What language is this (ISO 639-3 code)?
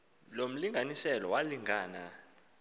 xho